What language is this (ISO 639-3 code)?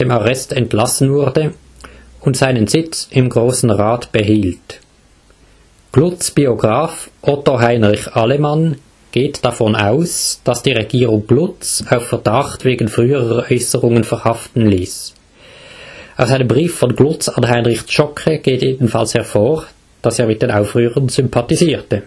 deu